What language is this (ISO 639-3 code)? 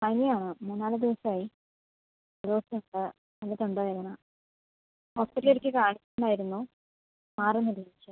mal